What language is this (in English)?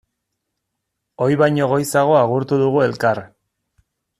Basque